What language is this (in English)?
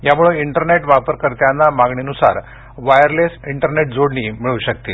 Marathi